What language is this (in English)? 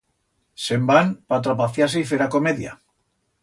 Aragonese